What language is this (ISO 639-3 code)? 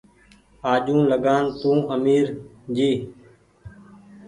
gig